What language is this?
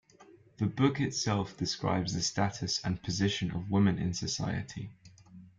English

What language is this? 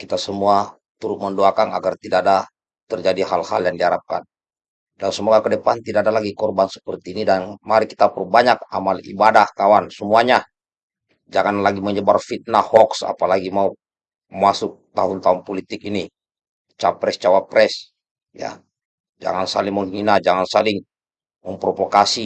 Indonesian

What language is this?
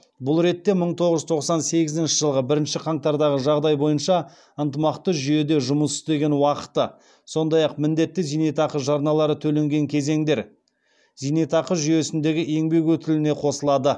Kazakh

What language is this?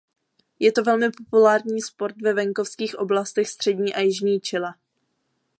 Czech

